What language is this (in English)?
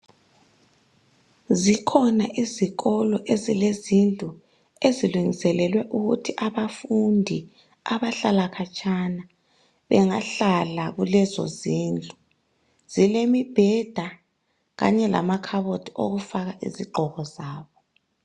North Ndebele